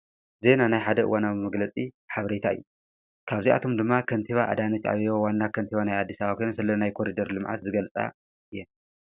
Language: Tigrinya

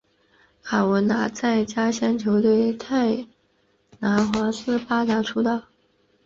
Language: Chinese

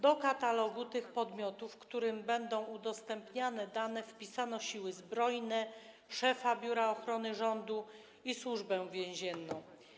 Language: Polish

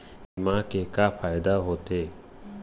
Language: Chhattisgarhi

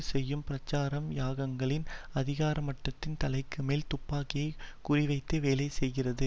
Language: Tamil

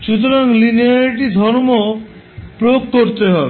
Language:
Bangla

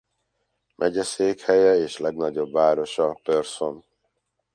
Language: Hungarian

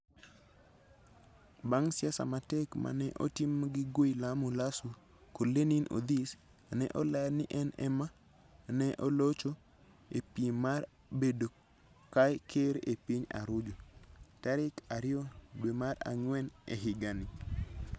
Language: Luo (Kenya and Tanzania)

